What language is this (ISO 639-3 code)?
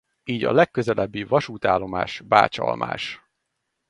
hun